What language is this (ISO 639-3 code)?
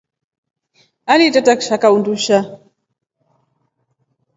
rof